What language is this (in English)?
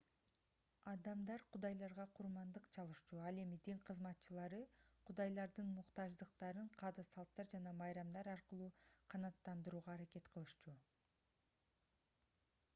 Kyrgyz